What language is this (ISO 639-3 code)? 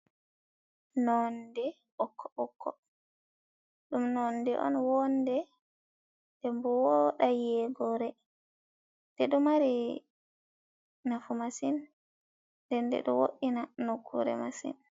ful